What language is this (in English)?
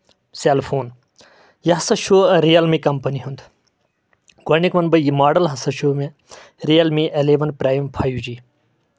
Kashmiri